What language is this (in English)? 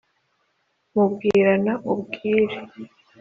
Kinyarwanda